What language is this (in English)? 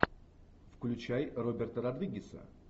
Russian